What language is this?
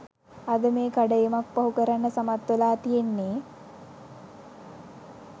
Sinhala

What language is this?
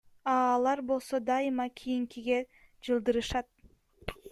Kyrgyz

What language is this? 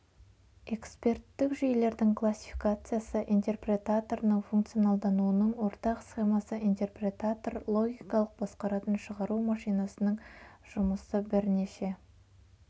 Kazakh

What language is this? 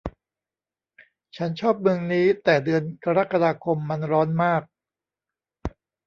Thai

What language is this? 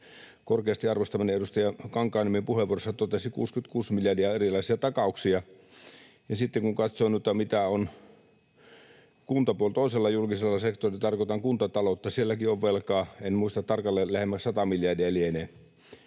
Finnish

